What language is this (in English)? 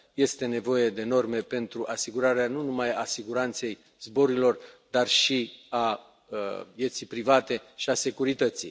Romanian